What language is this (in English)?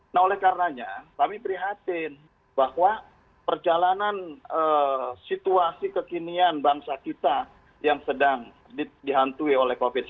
Indonesian